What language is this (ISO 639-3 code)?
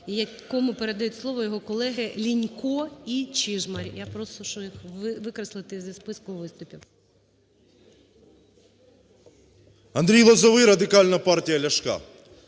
ukr